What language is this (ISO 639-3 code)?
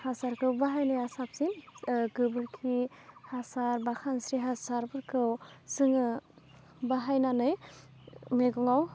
brx